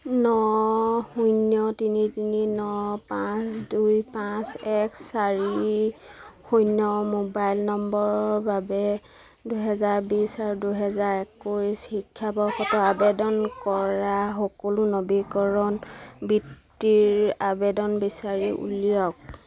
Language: Assamese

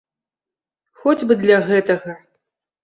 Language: Belarusian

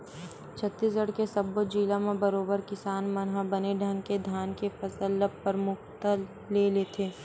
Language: Chhattisgarhi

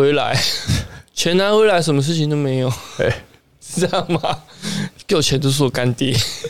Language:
Chinese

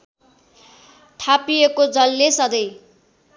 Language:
Nepali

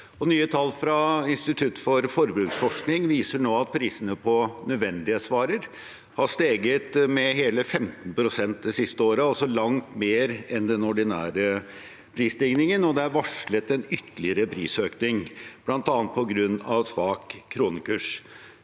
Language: Norwegian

